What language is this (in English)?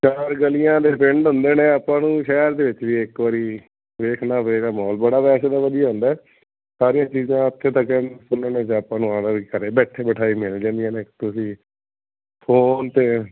Punjabi